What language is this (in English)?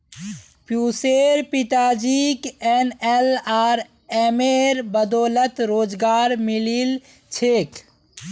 Magahi